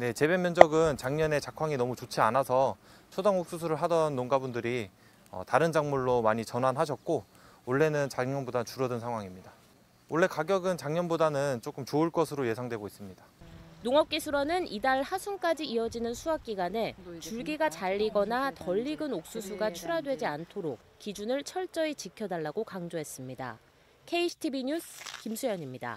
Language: Korean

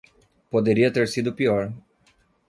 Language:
Portuguese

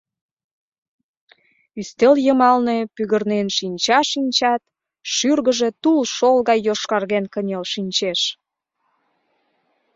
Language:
Mari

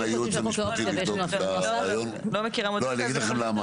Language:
Hebrew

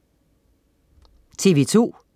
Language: Danish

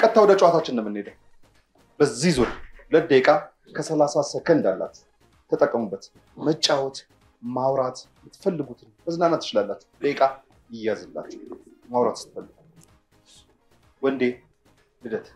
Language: Arabic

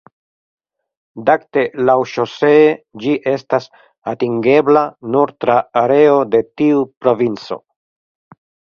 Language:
Esperanto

